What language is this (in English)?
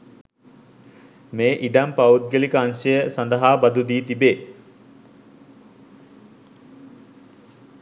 Sinhala